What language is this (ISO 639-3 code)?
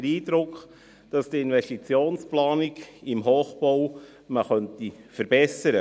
gsw